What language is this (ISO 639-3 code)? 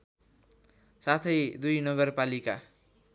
nep